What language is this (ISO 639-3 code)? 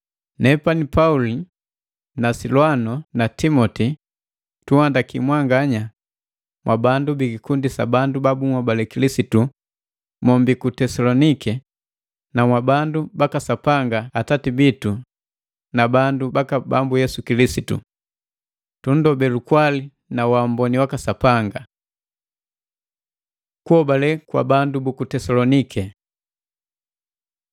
mgv